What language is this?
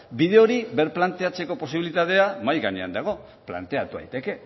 Basque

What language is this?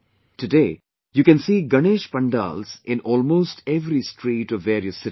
English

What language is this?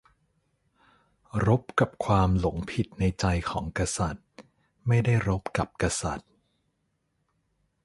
Thai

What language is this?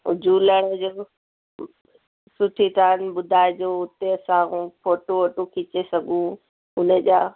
Sindhi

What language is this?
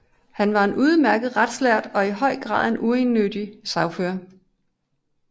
Danish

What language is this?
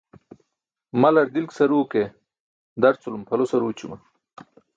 Burushaski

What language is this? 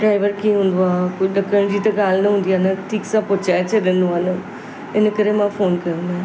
Sindhi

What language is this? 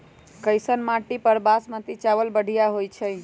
Magahi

